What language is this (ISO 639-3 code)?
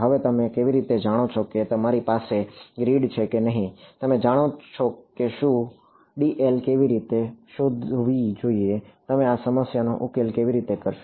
guj